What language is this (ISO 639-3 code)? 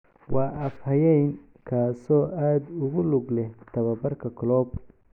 som